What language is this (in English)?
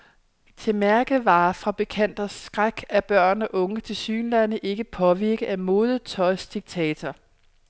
Danish